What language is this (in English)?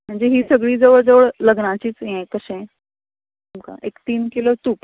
Konkani